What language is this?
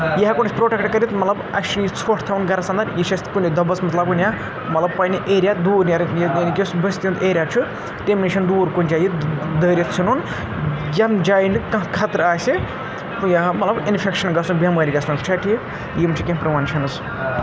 Kashmiri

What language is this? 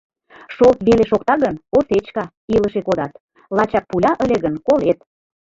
Mari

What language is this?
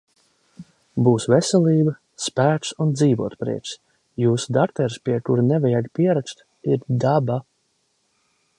Latvian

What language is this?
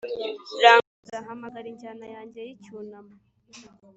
Kinyarwanda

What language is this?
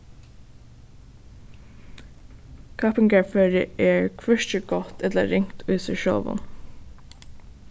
Faroese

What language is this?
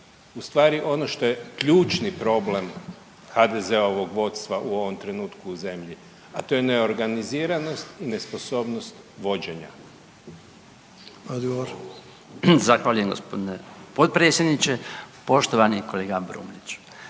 Croatian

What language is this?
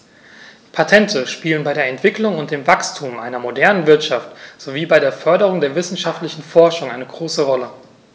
German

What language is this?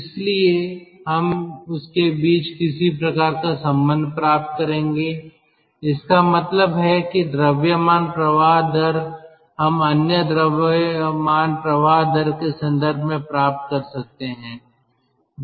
Hindi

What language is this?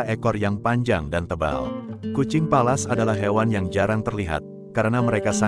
Indonesian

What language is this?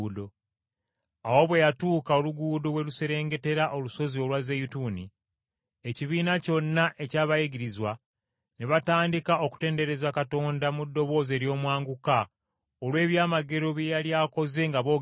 Ganda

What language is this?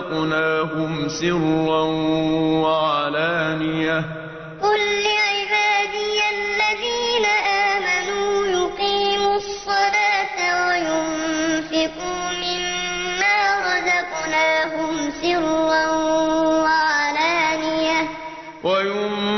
Arabic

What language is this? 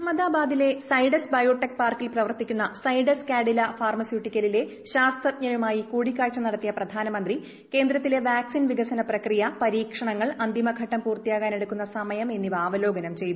Malayalam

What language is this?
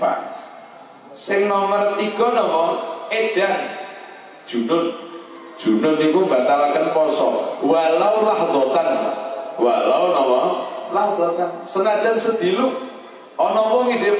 Indonesian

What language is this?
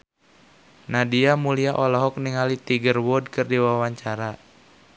Sundanese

